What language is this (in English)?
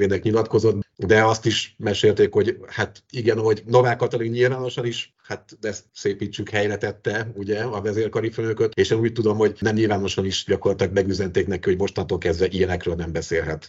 Hungarian